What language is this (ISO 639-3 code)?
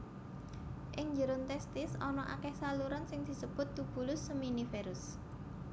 jav